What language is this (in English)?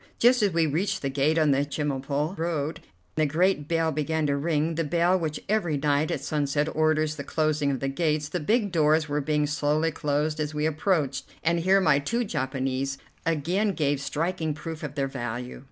English